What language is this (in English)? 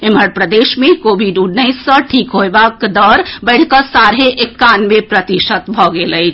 Maithili